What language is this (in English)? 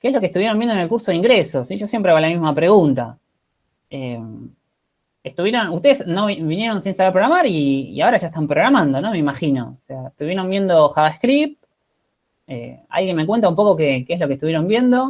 Spanish